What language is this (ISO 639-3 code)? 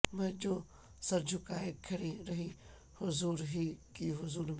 urd